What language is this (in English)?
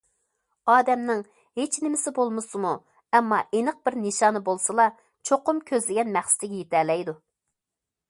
Uyghur